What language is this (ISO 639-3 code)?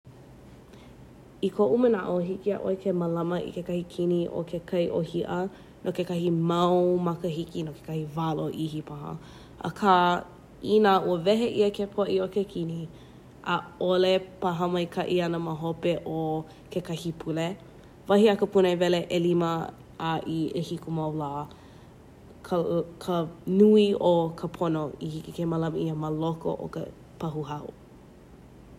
haw